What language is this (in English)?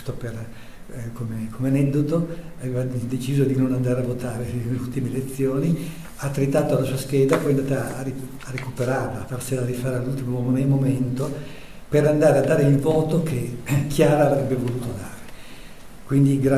Italian